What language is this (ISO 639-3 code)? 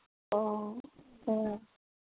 mni